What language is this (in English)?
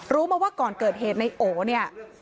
Thai